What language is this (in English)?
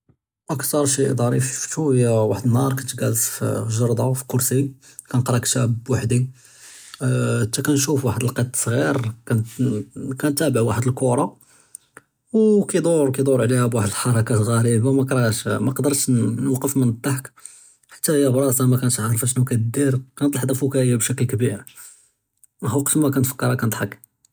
Judeo-Arabic